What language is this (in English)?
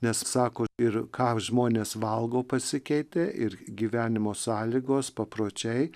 Lithuanian